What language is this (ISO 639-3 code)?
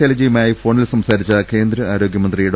mal